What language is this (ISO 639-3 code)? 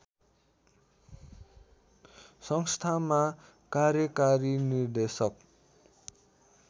nep